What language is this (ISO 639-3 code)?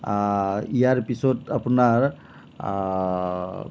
asm